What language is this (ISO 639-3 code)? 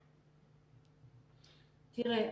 heb